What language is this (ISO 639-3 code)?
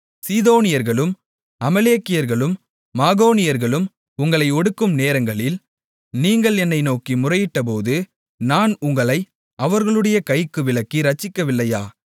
tam